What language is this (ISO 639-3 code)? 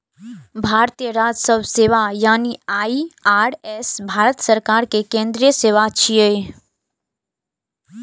mai